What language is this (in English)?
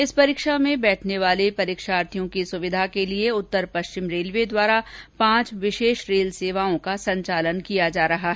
Hindi